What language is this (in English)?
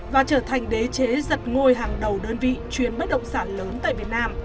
Vietnamese